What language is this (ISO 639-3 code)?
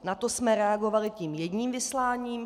ces